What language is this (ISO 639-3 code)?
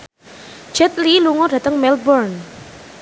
jav